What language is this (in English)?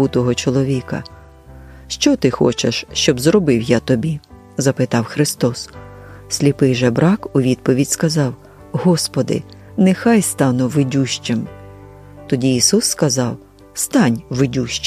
Ukrainian